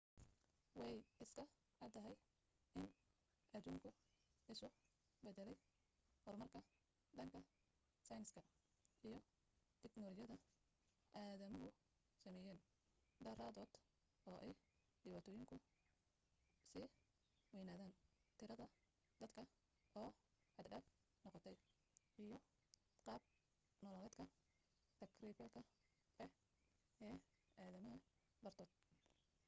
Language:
Somali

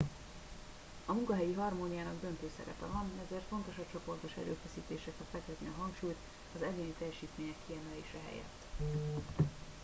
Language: Hungarian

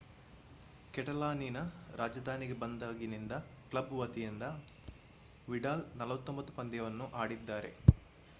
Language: Kannada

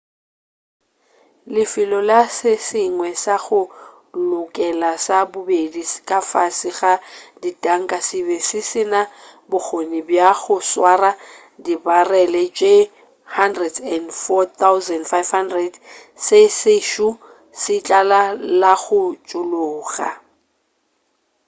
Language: Northern Sotho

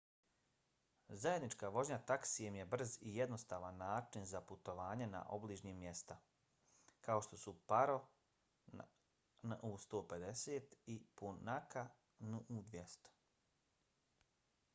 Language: Bosnian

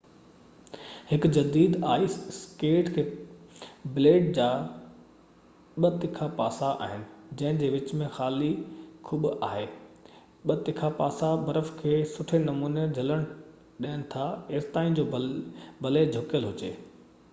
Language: Sindhi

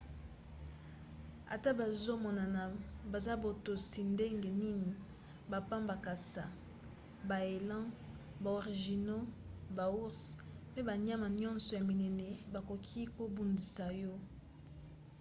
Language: Lingala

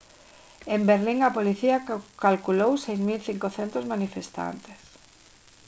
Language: Galician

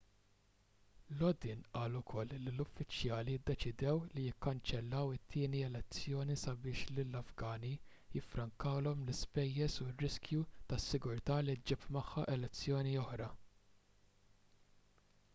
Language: Maltese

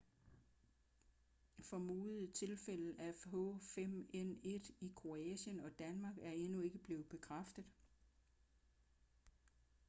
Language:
Danish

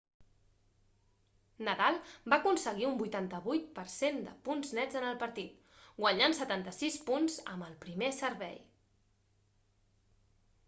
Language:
Catalan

